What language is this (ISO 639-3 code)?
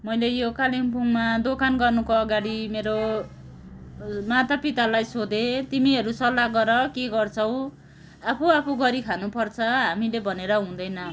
nep